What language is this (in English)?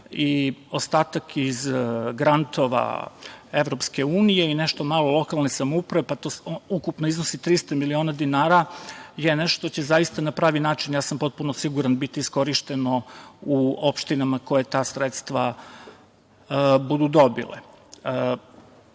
Serbian